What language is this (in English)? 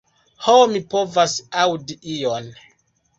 Esperanto